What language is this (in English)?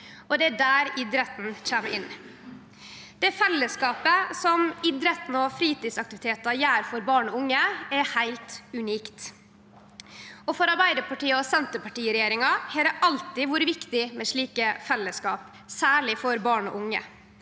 Norwegian